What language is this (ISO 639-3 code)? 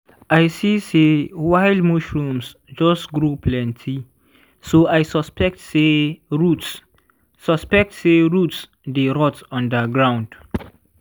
pcm